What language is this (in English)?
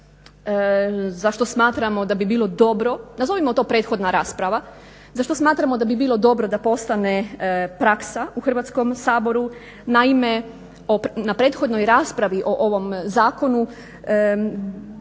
Croatian